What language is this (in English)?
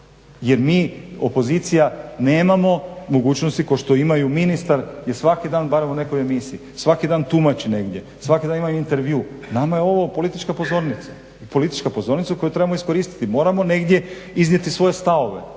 Croatian